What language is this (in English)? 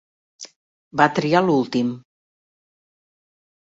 Catalan